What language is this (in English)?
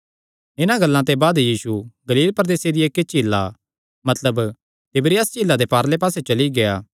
Kangri